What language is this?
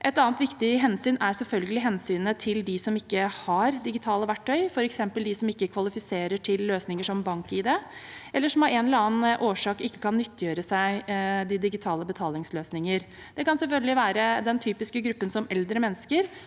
Norwegian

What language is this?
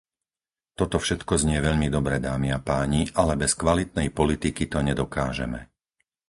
Slovak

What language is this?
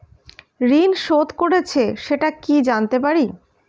Bangla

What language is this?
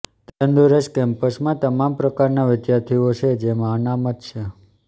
Gujarati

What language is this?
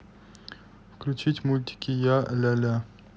Russian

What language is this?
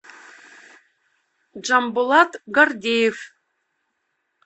Russian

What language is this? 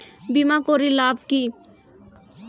Bangla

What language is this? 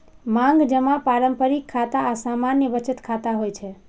Maithili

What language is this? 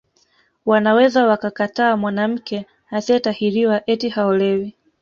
Swahili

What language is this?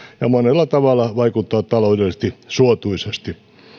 Finnish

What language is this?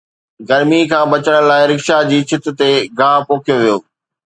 Sindhi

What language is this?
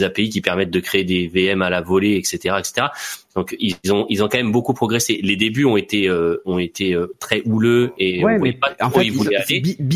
French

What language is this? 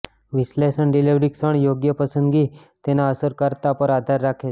Gujarati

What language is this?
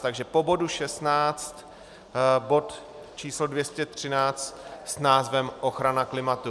Czech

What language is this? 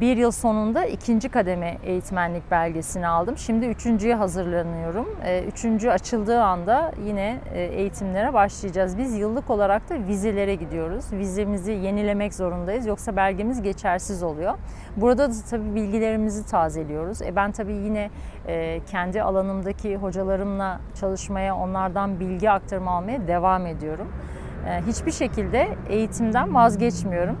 Turkish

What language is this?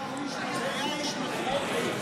Hebrew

